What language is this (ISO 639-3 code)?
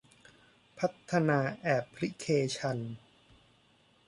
tha